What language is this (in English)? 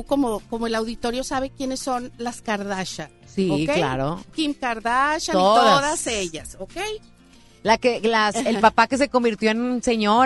Spanish